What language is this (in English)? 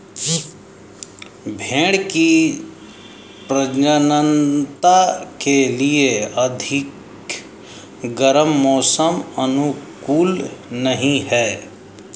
Hindi